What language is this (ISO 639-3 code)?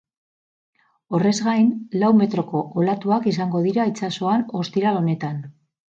eus